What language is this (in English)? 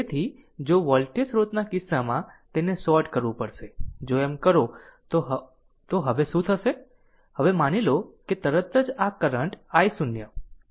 Gujarati